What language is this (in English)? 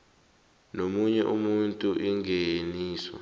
South Ndebele